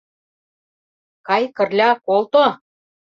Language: Mari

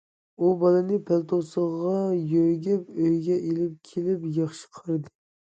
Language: Uyghur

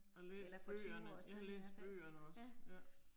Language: Danish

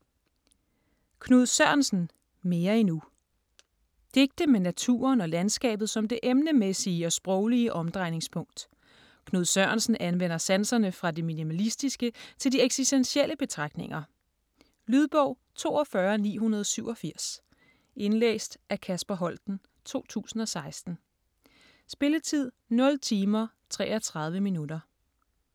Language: Danish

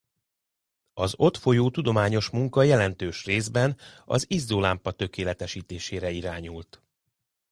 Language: Hungarian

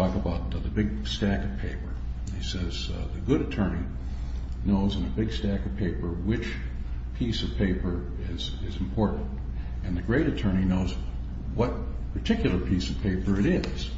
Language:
English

